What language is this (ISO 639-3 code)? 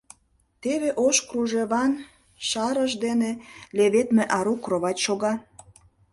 chm